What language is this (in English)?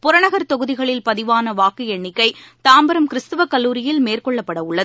Tamil